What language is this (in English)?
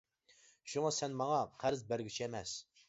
Uyghur